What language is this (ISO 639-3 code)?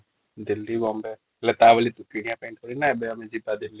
ori